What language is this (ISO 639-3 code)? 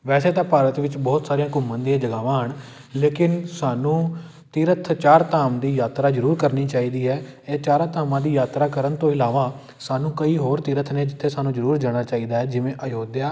pan